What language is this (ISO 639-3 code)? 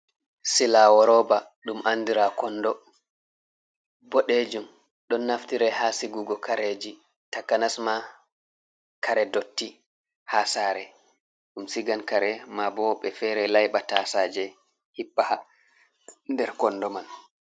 ful